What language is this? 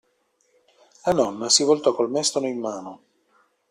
Italian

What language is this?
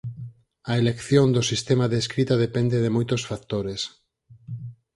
Galician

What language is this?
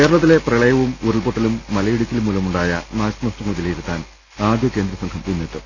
Malayalam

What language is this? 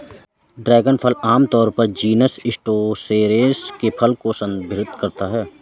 Hindi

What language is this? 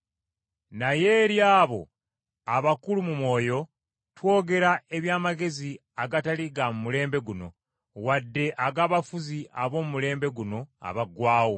Ganda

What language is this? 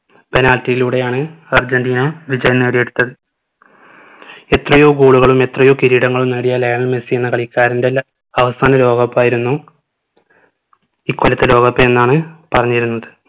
Malayalam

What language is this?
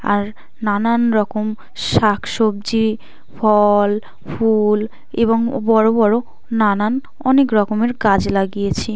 Bangla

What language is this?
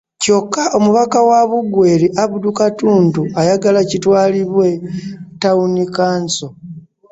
Ganda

